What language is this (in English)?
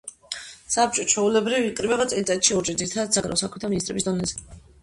Georgian